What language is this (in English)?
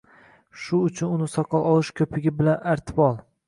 Uzbek